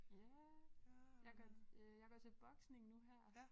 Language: Danish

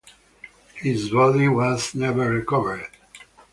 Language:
English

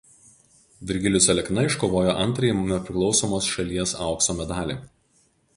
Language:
Lithuanian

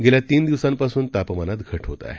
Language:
Marathi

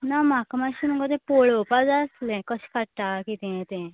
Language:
Konkani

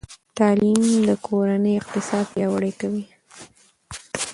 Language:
Pashto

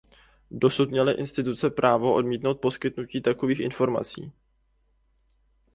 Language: Czech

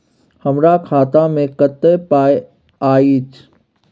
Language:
Maithili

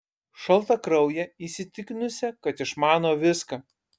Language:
Lithuanian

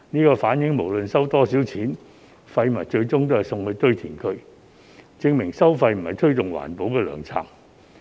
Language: Cantonese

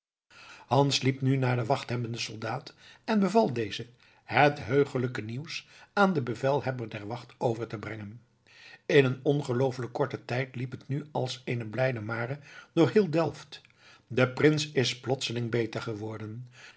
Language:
Dutch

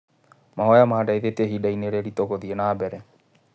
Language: Kikuyu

